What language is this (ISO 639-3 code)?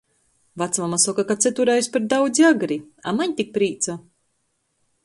ltg